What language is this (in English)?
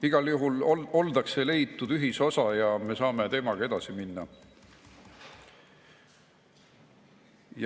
Estonian